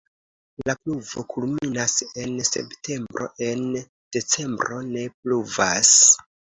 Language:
Esperanto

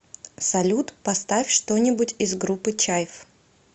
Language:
Russian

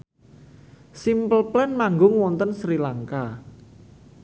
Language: Javanese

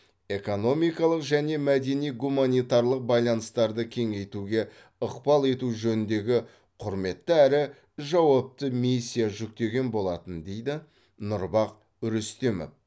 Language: Kazakh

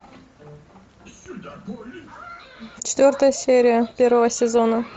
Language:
Russian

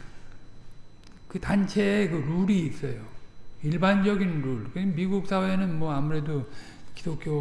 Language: Korean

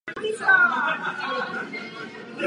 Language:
Czech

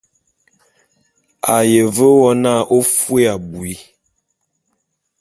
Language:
Bulu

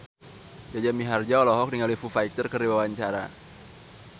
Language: Sundanese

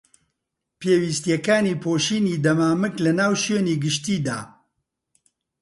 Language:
Central Kurdish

